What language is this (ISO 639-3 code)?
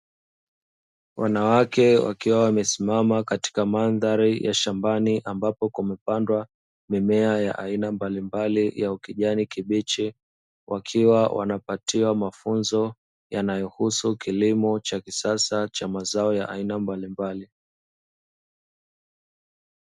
swa